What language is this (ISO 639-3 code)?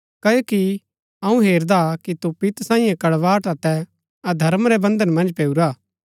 gbk